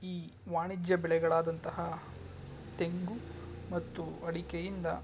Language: Kannada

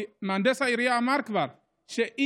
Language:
Hebrew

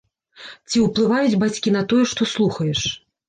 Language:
Belarusian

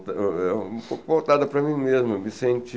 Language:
Portuguese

